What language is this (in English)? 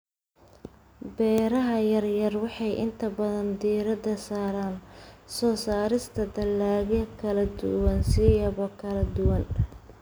Somali